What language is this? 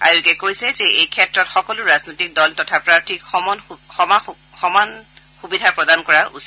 Assamese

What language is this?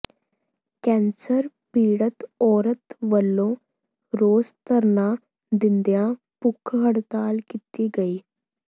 Punjabi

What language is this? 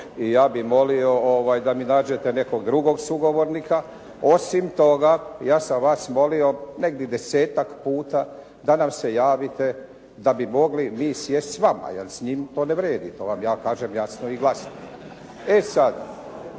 Croatian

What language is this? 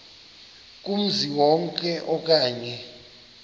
Xhosa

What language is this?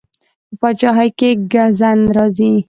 Pashto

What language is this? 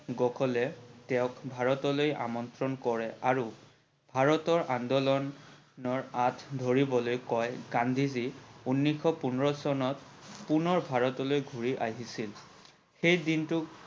Assamese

